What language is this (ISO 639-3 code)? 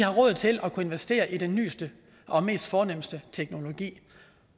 dan